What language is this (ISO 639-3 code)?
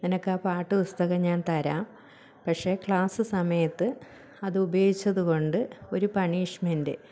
mal